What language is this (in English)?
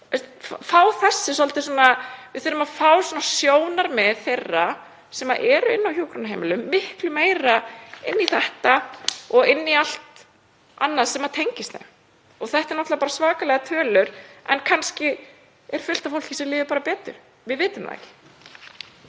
Icelandic